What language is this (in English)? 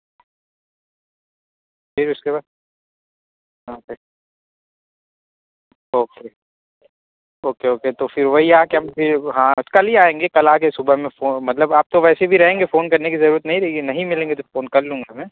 Urdu